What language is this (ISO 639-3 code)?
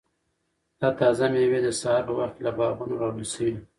pus